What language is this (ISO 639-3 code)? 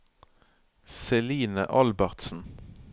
nor